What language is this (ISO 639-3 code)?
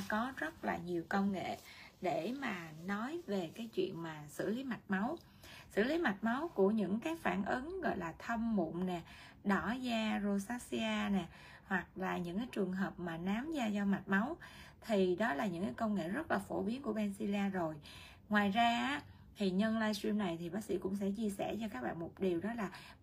vie